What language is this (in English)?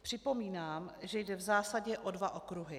Czech